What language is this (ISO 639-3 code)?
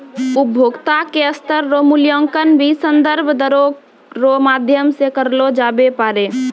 mai